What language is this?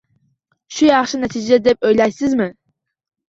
Uzbek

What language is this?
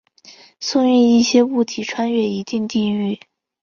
Chinese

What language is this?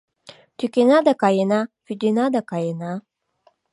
Mari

